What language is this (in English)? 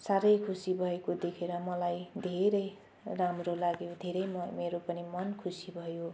Nepali